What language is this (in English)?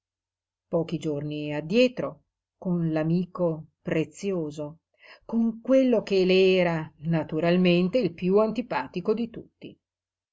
Italian